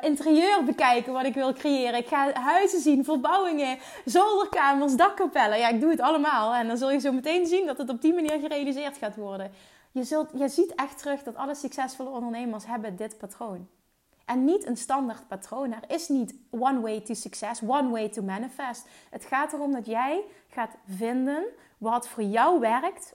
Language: Dutch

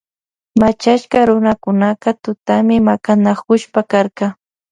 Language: Loja Highland Quichua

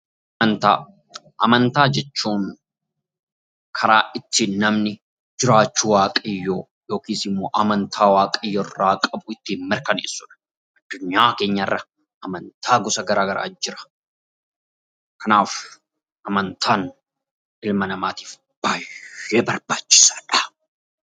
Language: Oromo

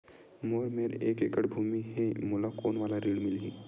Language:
Chhattisgarhi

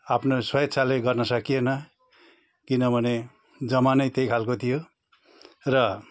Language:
Nepali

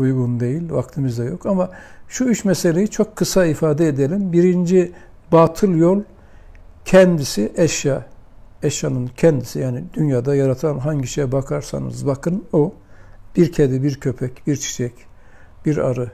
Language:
Turkish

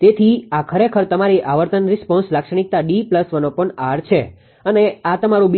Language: Gujarati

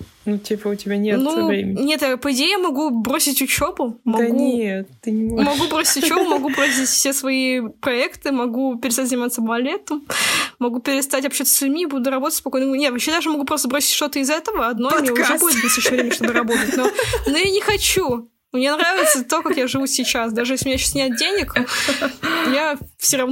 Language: Russian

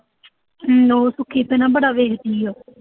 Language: Punjabi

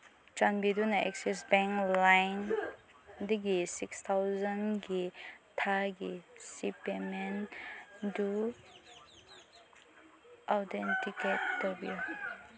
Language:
Manipuri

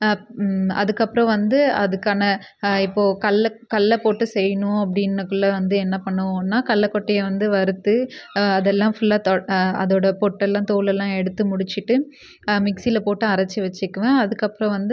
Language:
Tamil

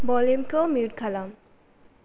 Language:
Bodo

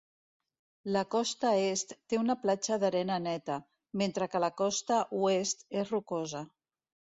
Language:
Catalan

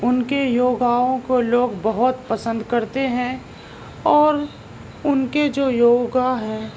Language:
Urdu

